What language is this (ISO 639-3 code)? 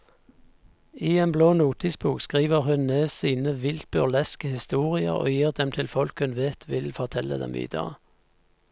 nor